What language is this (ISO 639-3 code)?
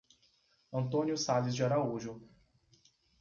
por